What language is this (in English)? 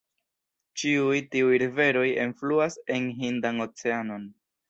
Esperanto